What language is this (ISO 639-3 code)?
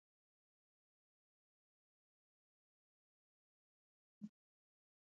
bce